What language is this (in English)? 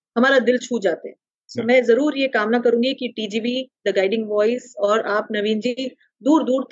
Hindi